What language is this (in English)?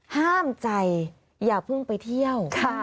Thai